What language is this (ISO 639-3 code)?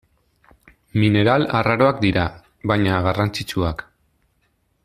eus